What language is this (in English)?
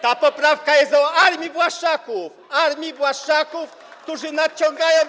Polish